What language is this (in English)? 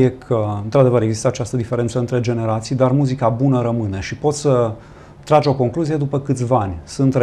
Romanian